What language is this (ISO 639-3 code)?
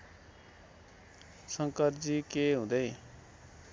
nep